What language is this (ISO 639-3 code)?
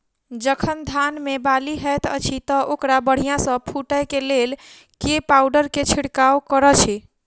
mai